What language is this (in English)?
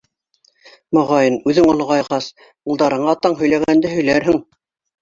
Bashkir